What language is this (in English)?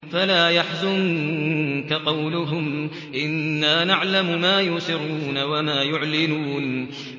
Arabic